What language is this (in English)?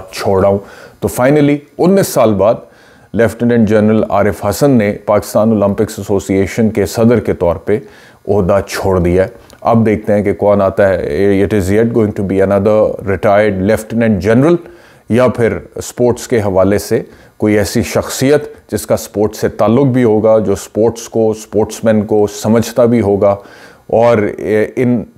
Hindi